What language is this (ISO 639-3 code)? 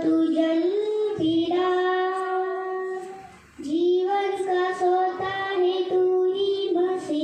ind